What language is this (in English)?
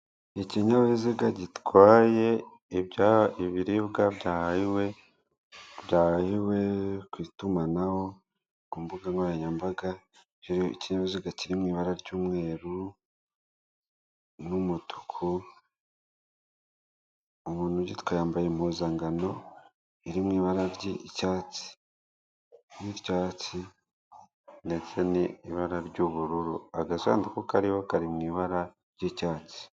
Kinyarwanda